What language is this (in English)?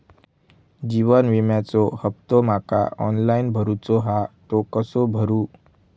Marathi